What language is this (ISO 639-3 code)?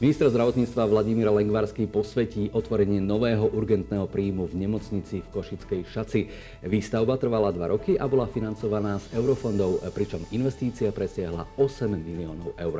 slk